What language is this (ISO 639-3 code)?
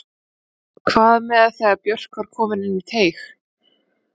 isl